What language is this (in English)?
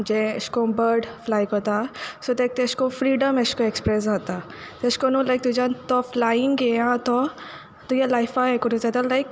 Konkani